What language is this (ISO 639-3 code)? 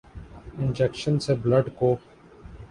urd